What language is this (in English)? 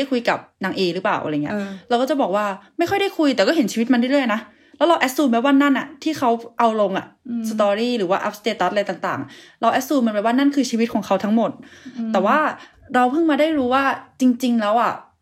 Thai